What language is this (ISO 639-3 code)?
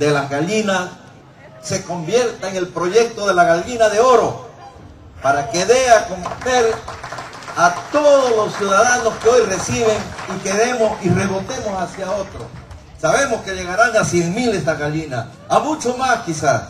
spa